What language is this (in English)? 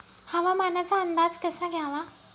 Marathi